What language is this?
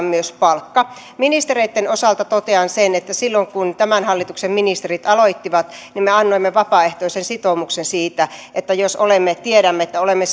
Finnish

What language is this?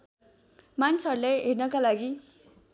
Nepali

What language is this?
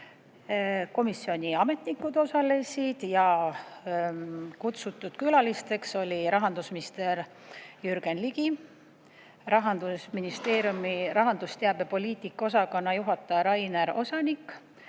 Estonian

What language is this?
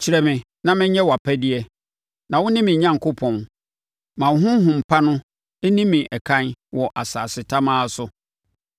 Akan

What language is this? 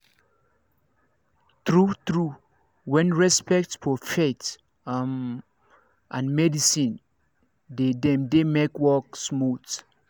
Nigerian Pidgin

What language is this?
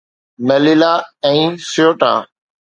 Sindhi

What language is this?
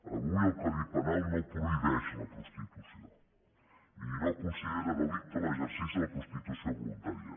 Catalan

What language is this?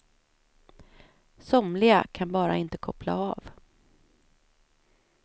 Swedish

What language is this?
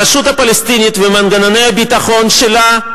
Hebrew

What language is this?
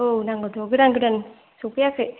Bodo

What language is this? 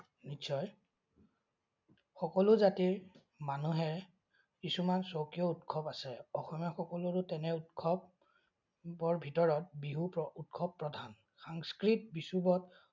Assamese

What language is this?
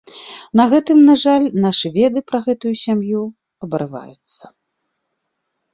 Belarusian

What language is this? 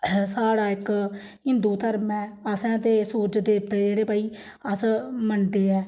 Dogri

